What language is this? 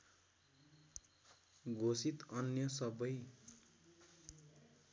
Nepali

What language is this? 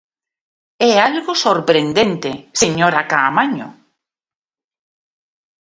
Galician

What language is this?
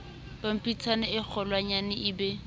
Southern Sotho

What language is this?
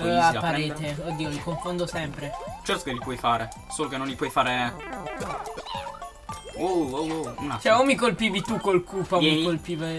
Italian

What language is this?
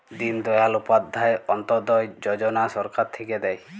Bangla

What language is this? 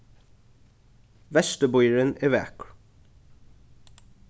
Faroese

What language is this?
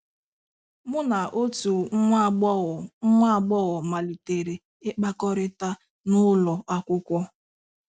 Igbo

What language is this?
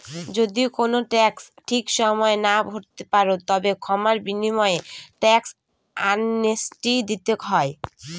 Bangla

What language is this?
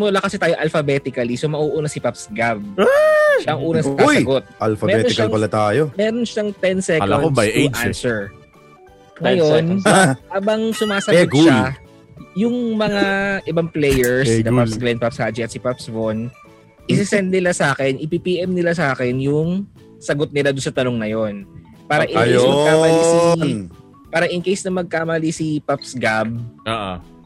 Filipino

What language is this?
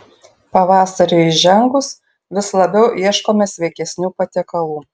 Lithuanian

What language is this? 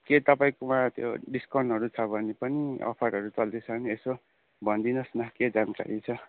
Nepali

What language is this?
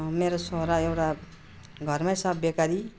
Nepali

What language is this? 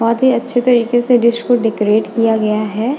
Hindi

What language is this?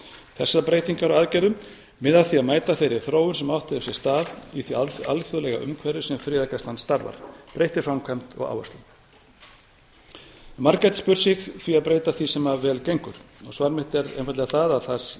Icelandic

